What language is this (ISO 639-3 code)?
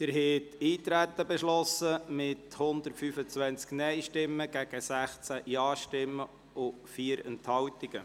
gsw